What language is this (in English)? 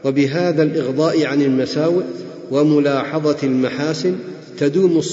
Arabic